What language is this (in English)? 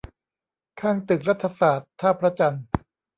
Thai